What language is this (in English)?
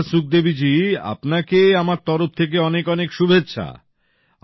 Bangla